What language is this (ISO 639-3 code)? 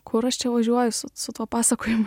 lit